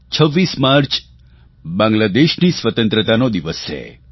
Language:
Gujarati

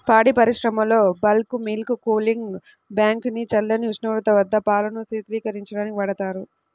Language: Telugu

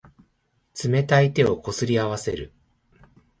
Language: Japanese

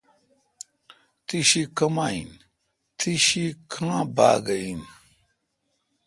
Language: Kalkoti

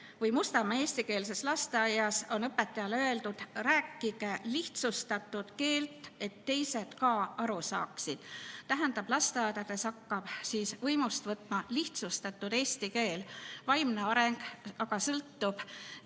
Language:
Estonian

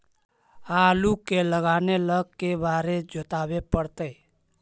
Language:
Magahi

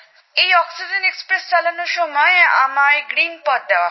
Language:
Bangla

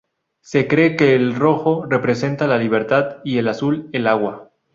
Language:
Spanish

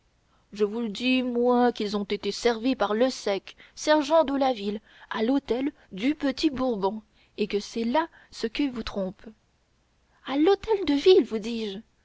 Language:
French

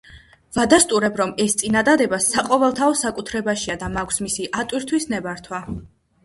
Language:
Georgian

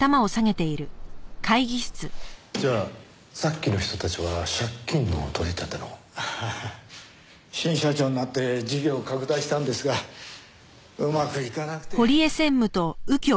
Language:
Japanese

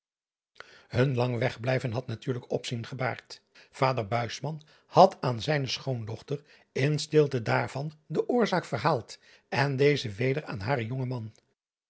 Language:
Dutch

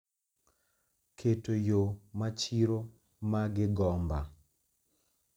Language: Luo (Kenya and Tanzania)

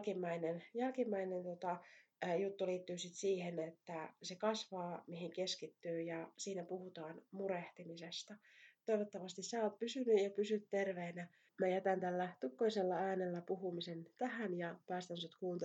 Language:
Finnish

